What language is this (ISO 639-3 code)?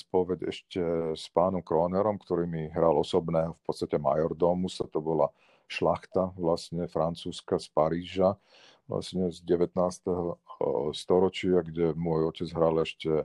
slk